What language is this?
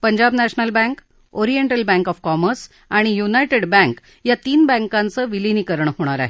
Marathi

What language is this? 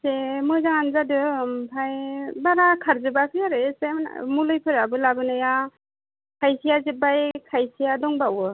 Bodo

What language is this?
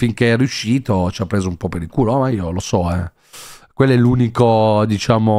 Italian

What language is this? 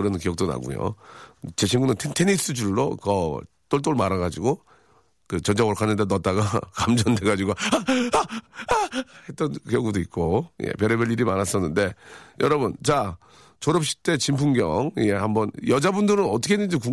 Korean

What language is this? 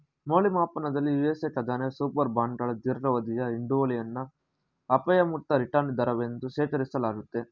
Kannada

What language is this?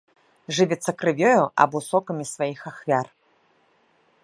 Belarusian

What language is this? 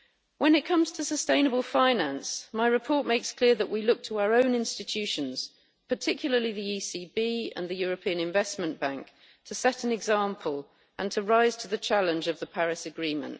English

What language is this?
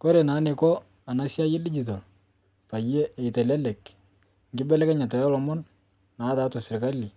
Masai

